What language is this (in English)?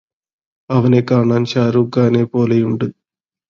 Malayalam